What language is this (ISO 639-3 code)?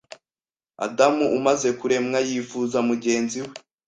kin